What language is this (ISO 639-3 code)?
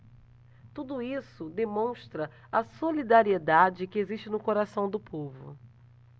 por